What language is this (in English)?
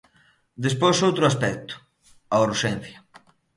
Galician